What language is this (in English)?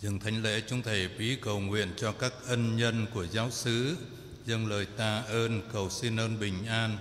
Vietnamese